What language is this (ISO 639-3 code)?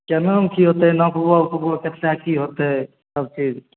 mai